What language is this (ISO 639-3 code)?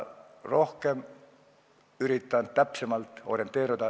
est